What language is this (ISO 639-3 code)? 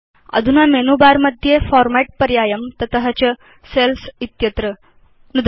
san